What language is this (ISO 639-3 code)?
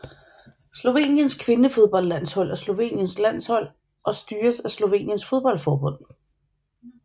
dan